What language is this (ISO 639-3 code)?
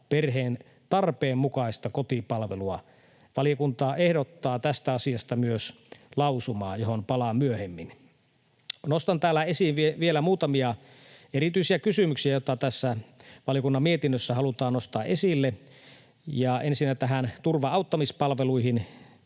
fin